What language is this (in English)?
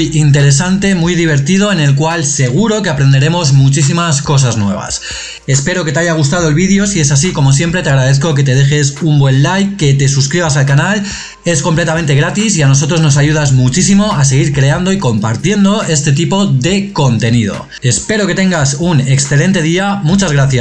Spanish